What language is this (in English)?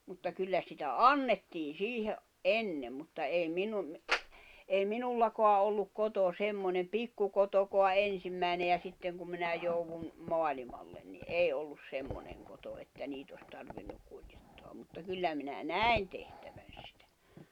Finnish